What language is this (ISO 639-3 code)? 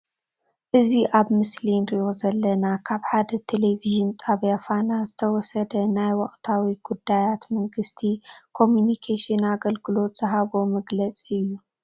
tir